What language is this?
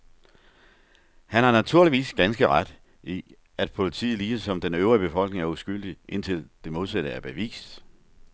Danish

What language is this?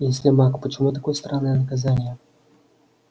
Russian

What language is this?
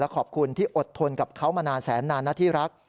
Thai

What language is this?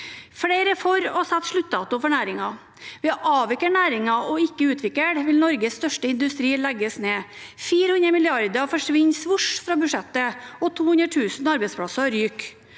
Norwegian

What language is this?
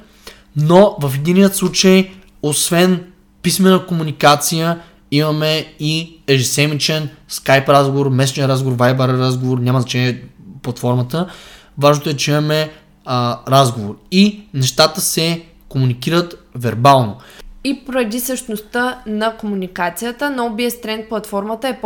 Bulgarian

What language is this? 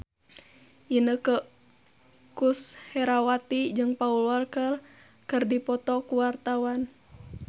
Sundanese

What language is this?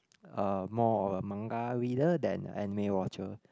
English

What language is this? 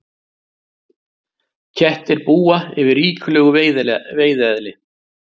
Icelandic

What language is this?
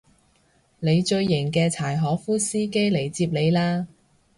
Cantonese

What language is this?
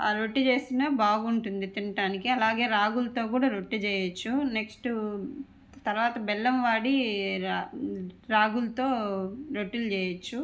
Telugu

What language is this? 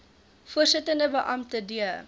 Afrikaans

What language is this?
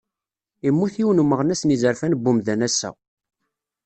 Kabyle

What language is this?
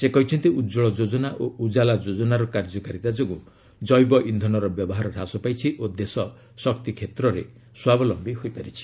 Odia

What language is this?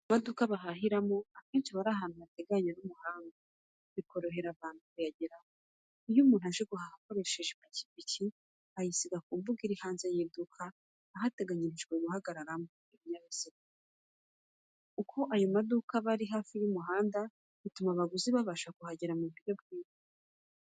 Kinyarwanda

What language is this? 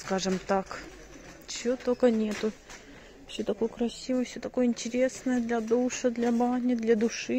Russian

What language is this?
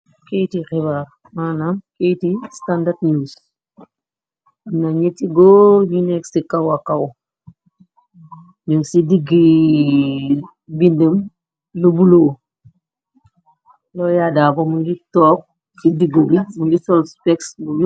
Wolof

